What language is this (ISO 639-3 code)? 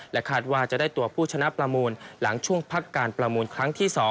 tha